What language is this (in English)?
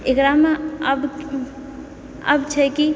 Maithili